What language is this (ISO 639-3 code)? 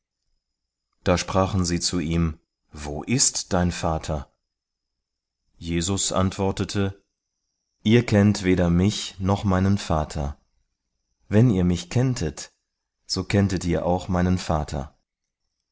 deu